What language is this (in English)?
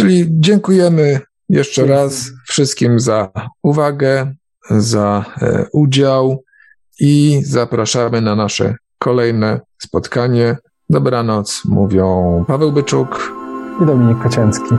Polish